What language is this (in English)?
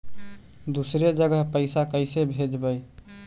Magahi